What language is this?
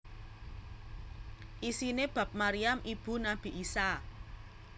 Javanese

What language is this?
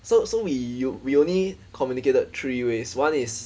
English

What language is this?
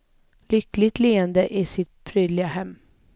Swedish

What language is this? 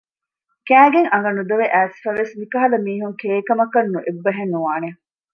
Divehi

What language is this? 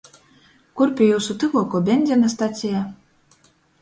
Latgalian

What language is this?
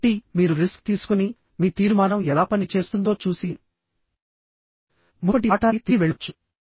Telugu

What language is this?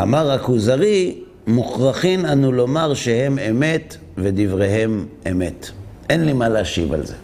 Hebrew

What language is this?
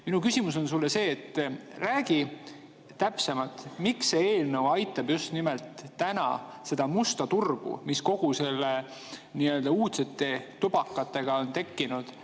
Estonian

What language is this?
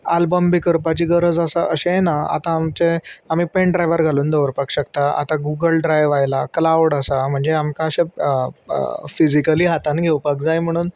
Konkani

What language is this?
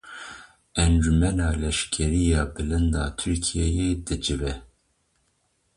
Kurdish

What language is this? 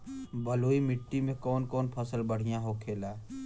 Bhojpuri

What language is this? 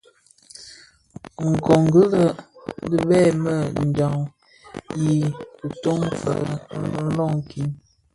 Bafia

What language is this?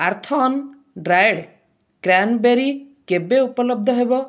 Odia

